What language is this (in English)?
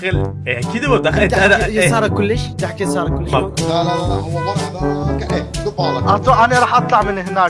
Arabic